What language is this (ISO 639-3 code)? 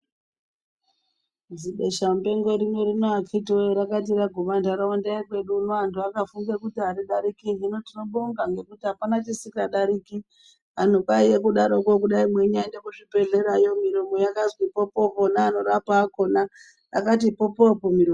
ndc